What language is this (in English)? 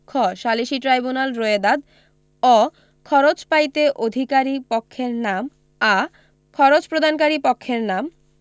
Bangla